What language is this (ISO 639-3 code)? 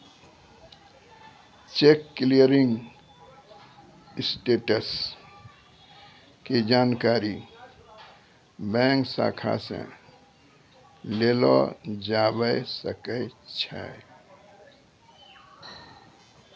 mai